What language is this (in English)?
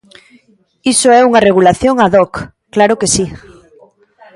Galician